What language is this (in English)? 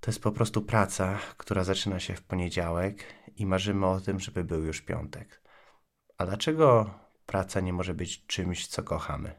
Polish